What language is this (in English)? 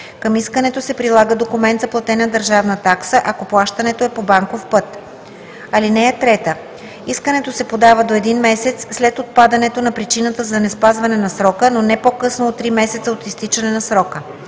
Bulgarian